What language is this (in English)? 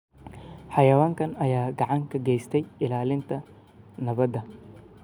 Somali